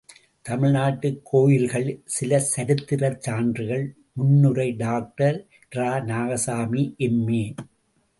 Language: Tamil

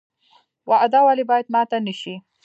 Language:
Pashto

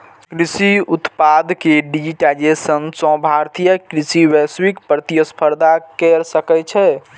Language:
Maithili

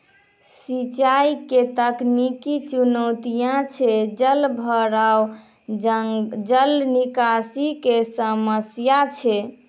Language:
Maithili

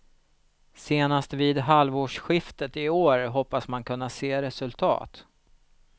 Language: Swedish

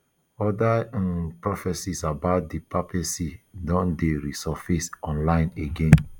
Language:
Nigerian Pidgin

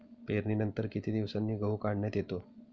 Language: Marathi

